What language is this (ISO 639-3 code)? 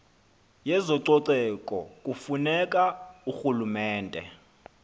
xho